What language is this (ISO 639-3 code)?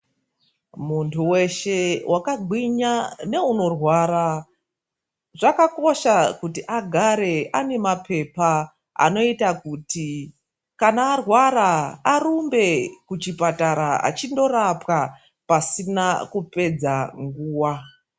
ndc